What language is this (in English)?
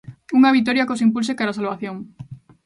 Galician